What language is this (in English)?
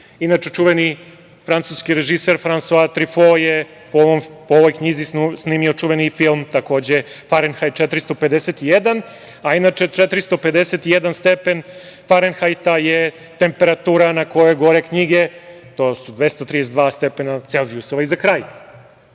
Serbian